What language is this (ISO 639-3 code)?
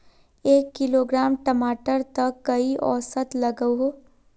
mag